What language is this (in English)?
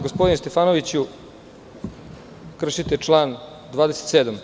Serbian